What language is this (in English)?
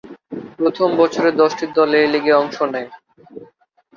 Bangla